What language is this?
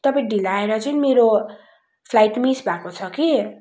Nepali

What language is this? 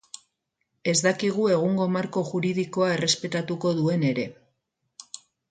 Basque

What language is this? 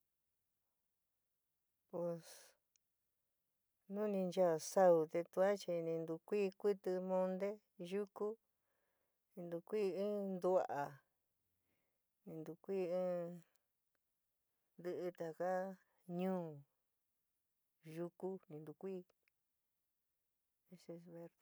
San Miguel El Grande Mixtec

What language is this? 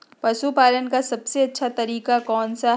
Magahi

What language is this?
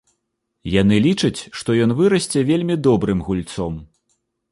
Belarusian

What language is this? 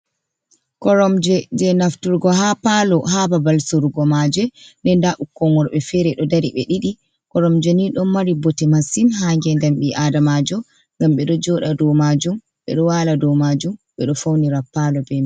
Fula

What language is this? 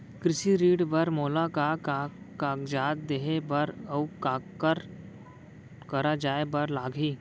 Chhattisgarhi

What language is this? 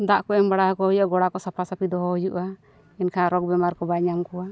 Santali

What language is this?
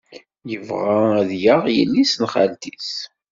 Kabyle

